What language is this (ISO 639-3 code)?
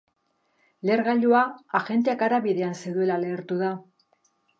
eus